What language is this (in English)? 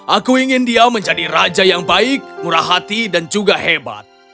Indonesian